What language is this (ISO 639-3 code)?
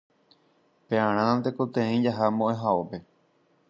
grn